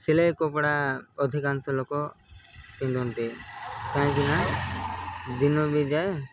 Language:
Odia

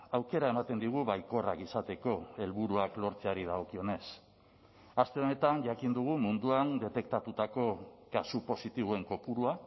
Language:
Basque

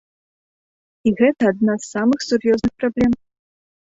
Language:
Belarusian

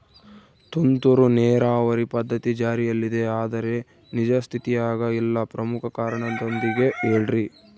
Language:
Kannada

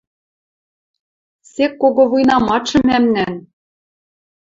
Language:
Western Mari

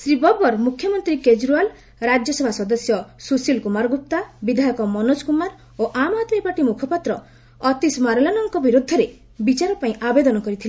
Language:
Odia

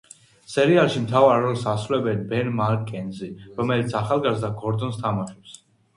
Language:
Georgian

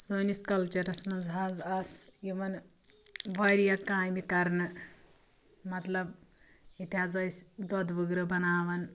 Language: Kashmiri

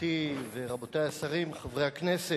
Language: Hebrew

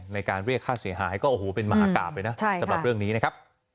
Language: Thai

